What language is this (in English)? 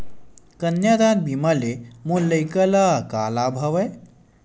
Chhattisgarhi